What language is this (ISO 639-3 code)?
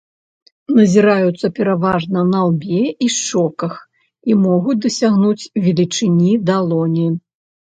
bel